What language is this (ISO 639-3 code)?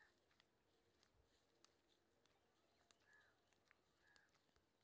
mai